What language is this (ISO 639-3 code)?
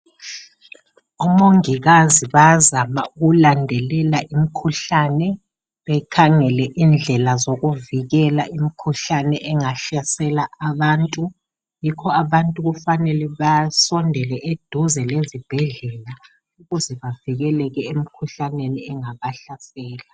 nde